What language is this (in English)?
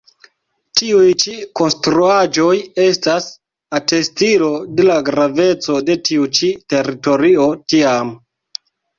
Esperanto